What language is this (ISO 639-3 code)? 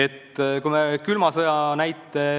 est